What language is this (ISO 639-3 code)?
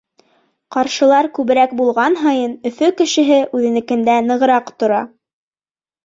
bak